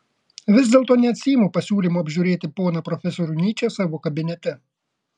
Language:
Lithuanian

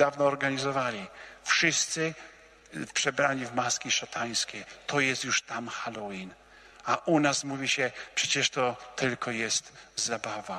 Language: Polish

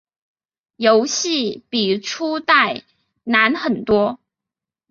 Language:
Chinese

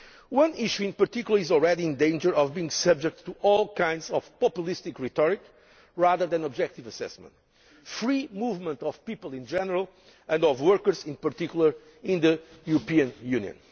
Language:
English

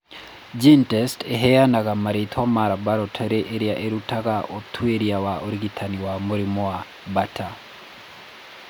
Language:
Kikuyu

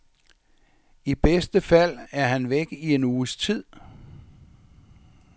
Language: Danish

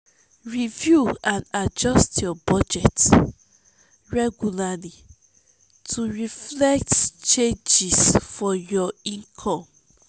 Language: Nigerian Pidgin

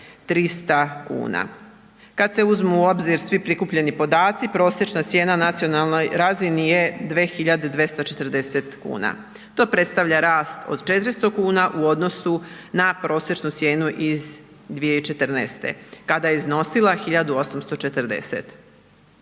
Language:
Croatian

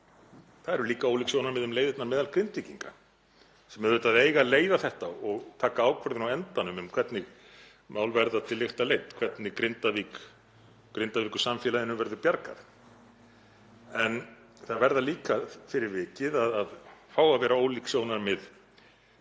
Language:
Icelandic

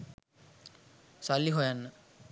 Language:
Sinhala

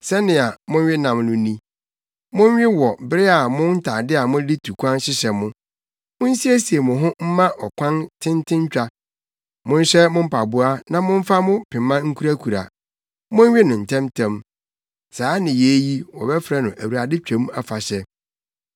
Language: Akan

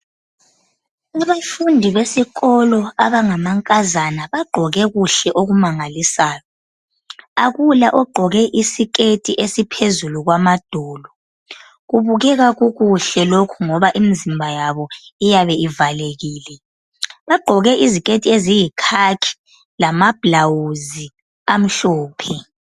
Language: North Ndebele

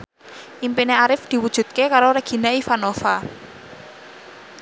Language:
Javanese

